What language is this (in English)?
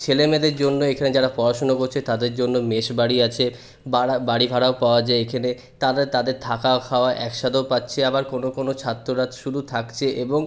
Bangla